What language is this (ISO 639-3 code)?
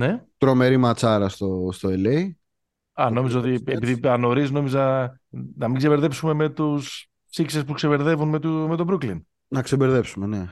ell